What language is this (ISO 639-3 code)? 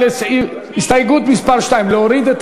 heb